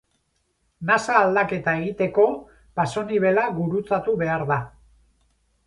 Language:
Basque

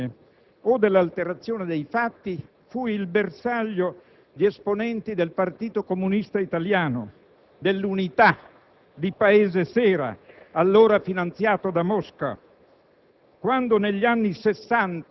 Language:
Italian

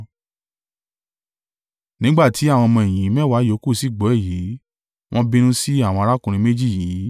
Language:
Yoruba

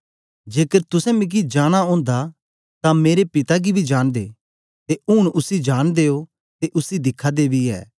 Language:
Dogri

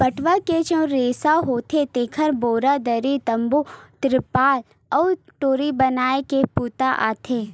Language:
Chhattisgarhi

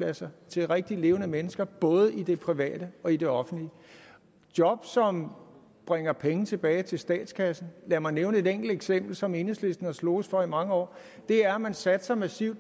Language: Danish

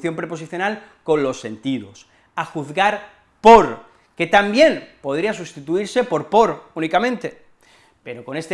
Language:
Spanish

